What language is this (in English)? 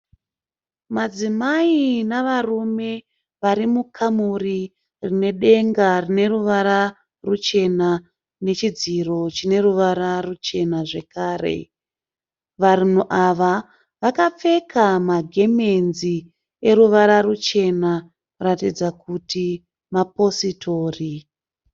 Shona